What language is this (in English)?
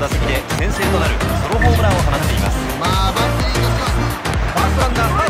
Japanese